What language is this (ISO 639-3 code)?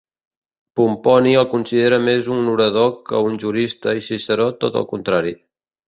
cat